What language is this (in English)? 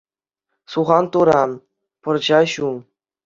Chuvash